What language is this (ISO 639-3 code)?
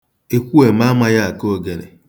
ibo